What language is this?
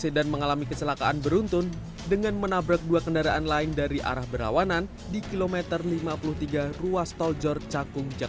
Indonesian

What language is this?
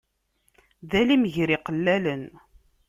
Kabyle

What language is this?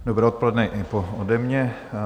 Czech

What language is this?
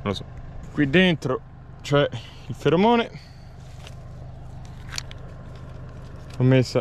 Italian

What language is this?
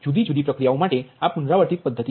Gujarati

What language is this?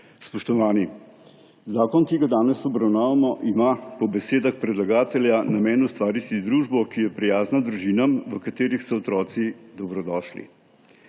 Slovenian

